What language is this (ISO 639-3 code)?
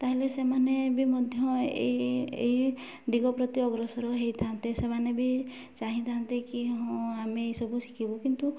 ori